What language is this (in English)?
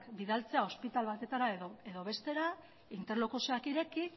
Basque